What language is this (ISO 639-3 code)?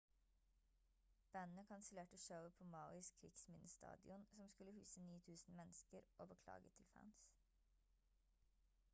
nob